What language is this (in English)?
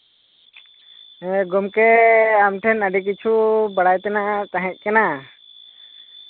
Santali